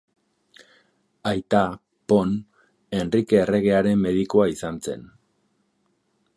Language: Basque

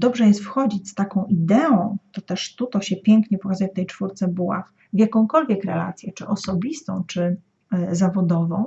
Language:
Polish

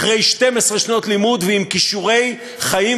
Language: Hebrew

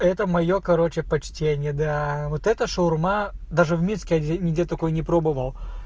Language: Russian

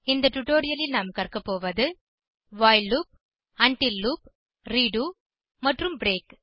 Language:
Tamil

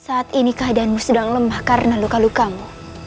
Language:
Indonesian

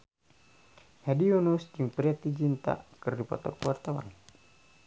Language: Sundanese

